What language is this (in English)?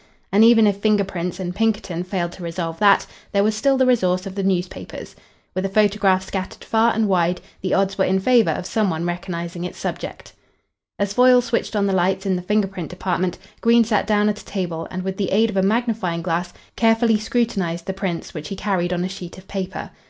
English